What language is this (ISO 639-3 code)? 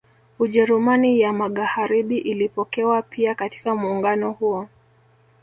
swa